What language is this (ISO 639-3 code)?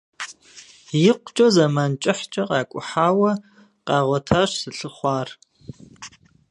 kbd